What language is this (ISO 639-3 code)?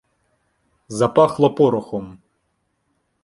ukr